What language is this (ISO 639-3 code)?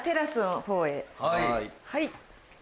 jpn